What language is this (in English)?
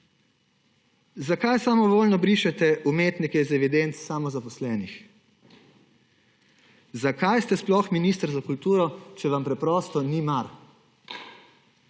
Slovenian